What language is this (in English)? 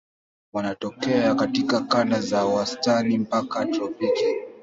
Swahili